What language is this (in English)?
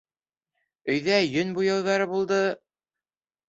Bashkir